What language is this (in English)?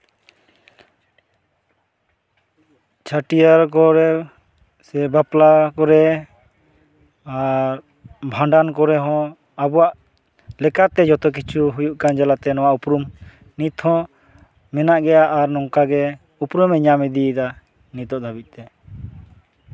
Santali